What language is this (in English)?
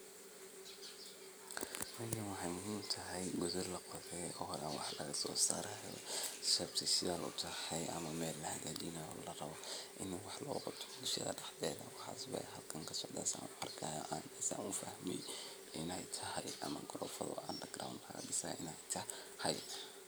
Somali